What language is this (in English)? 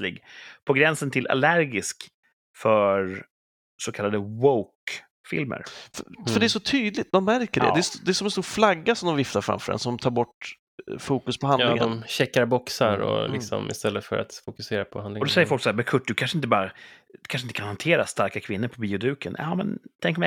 Swedish